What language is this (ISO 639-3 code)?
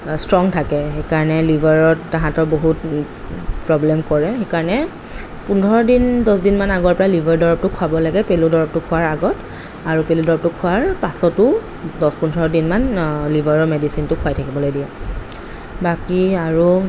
asm